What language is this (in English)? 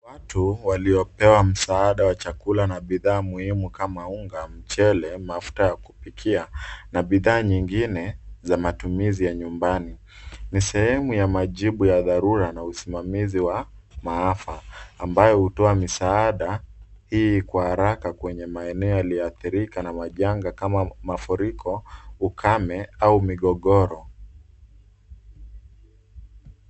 Swahili